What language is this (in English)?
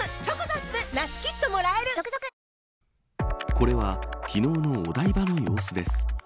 Japanese